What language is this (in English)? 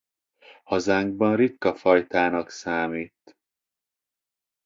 Hungarian